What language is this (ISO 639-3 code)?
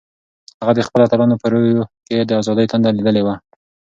pus